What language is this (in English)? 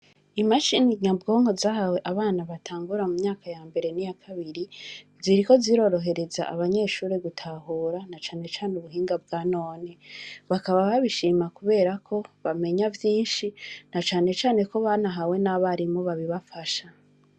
Rundi